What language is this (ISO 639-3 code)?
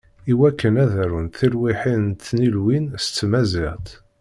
kab